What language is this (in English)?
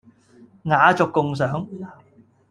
Cantonese